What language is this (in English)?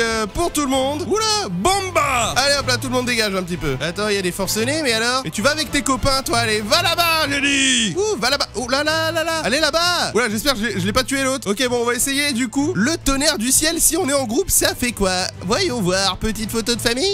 French